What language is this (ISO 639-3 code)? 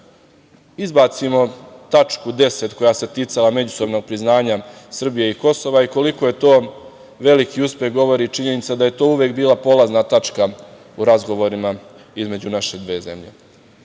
srp